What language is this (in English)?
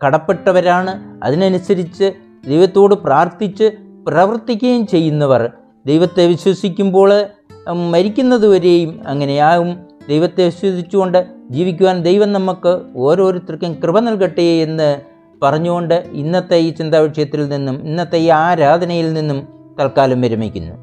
Malayalam